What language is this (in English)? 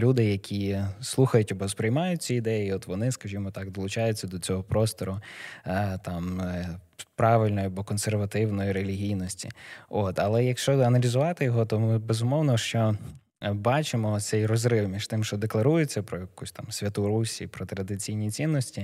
Ukrainian